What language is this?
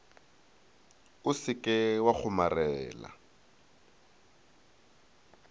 Northern Sotho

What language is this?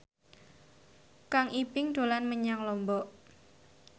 Javanese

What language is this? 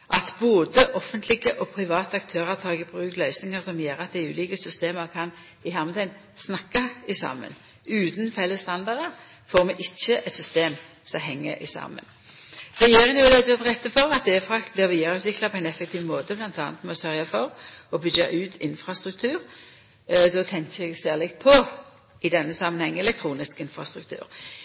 Norwegian Nynorsk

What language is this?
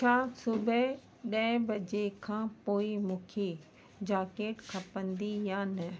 Sindhi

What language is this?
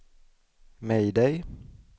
Swedish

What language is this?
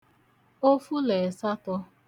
Igbo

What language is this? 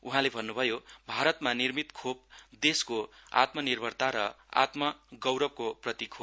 Nepali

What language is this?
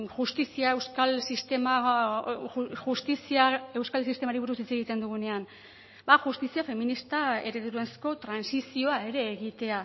Basque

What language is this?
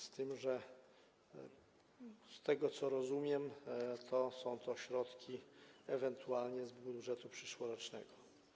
Polish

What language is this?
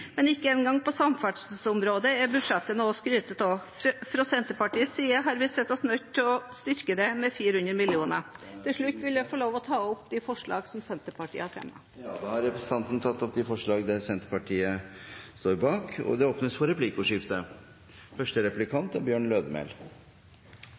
Norwegian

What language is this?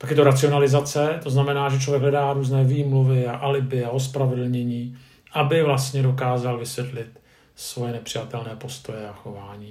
Czech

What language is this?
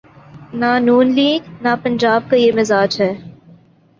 Urdu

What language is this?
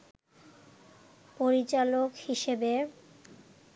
Bangla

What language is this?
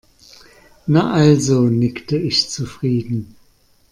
German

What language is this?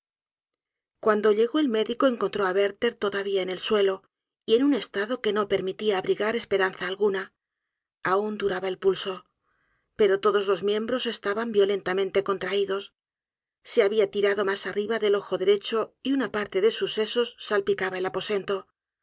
Spanish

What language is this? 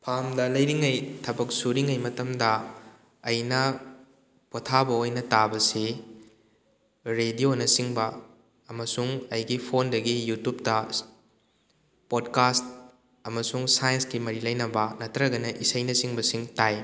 Manipuri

